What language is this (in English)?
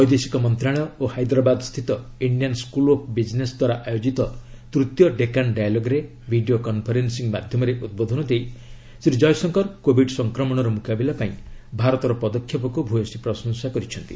Odia